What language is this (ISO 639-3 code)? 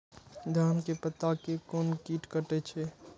mai